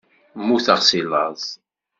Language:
Kabyle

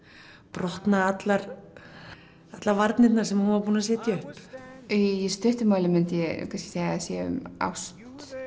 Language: Icelandic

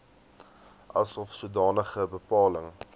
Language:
Afrikaans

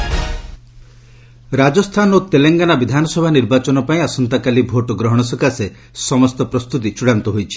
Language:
Odia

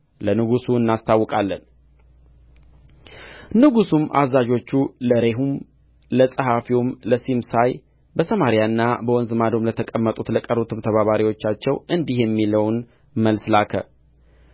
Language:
Amharic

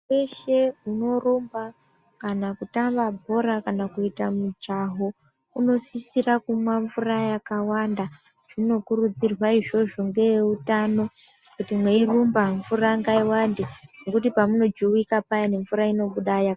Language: Ndau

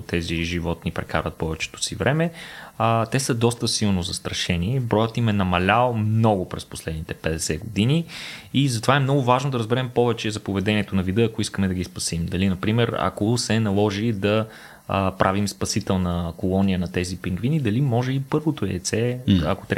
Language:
Bulgarian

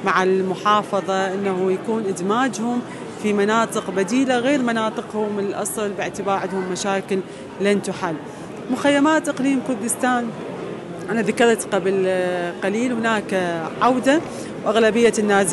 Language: Arabic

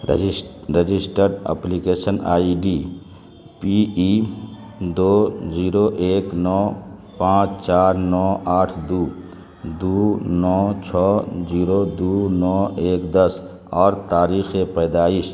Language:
Urdu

